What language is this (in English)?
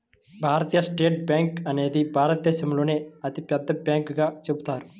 Telugu